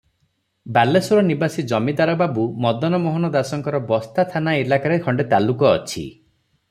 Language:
Odia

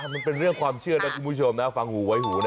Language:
Thai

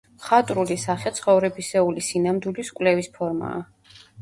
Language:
Georgian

